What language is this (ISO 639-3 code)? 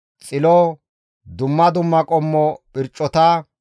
gmv